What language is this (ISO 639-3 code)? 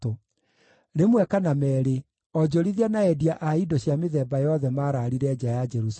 kik